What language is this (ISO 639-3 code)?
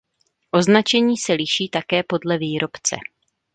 ces